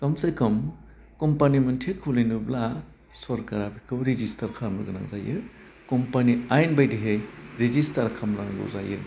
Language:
Bodo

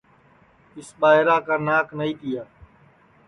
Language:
Sansi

